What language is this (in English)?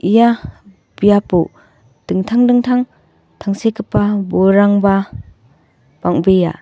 Garo